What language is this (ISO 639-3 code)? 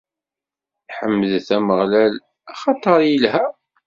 kab